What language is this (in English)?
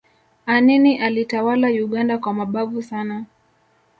Swahili